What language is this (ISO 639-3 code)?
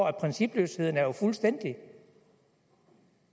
dan